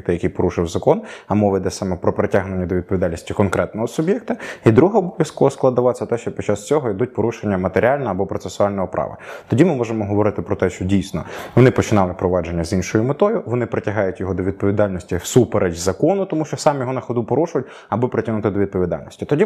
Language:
Ukrainian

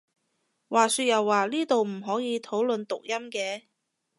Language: Cantonese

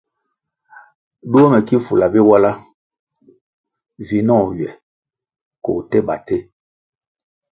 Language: Kwasio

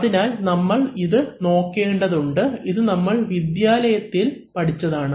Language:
Malayalam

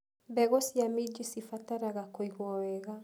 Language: Kikuyu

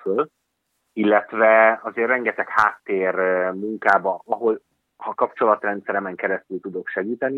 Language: Hungarian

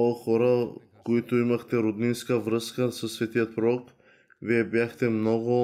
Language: Bulgarian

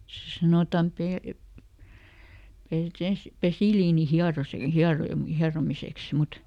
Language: Finnish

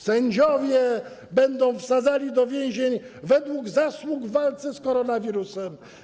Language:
Polish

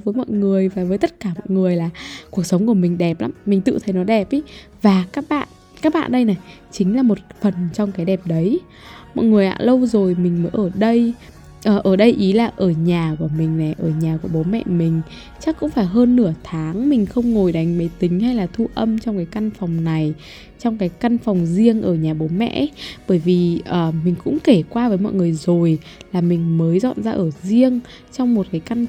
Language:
Vietnamese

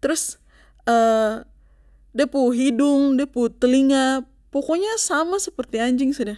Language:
Papuan Malay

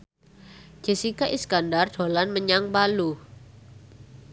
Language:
Javanese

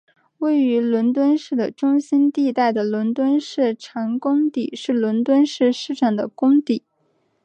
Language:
Chinese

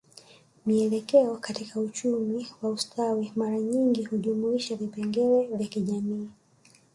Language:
Swahili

